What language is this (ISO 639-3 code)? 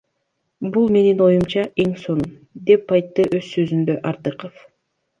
kir